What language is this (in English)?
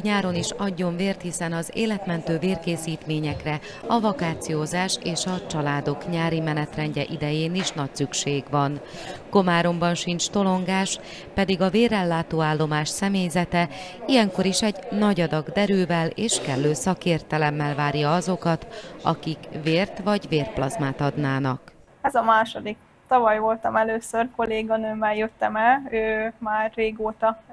Hungarian